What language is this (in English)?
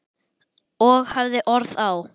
Icelandic